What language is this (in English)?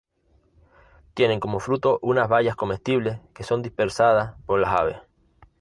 Spanish